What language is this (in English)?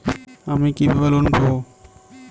Bangla